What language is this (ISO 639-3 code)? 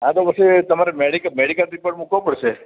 guj